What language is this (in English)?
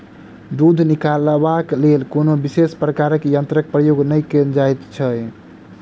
Maithili